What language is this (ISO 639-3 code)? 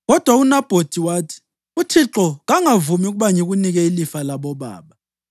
nde